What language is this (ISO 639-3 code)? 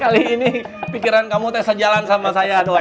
ind